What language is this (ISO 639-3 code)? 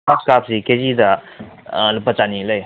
mni